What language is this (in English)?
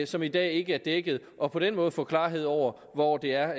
Danish